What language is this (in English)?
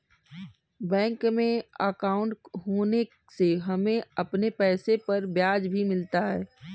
Hindi